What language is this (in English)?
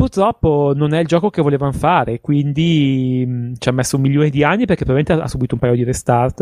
Italian